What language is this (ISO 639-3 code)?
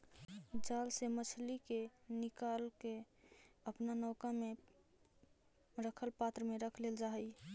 mag